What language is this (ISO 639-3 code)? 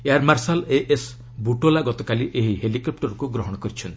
ori